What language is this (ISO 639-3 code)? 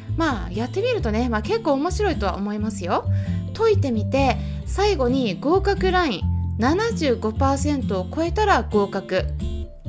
jpn